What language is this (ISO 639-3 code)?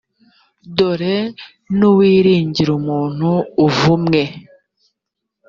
kin